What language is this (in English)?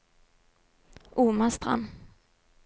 Norwegian